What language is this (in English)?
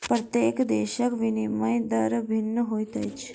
Maithili